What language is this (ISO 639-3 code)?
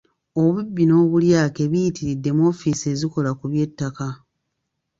lug